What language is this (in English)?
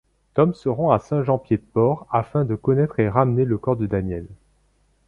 French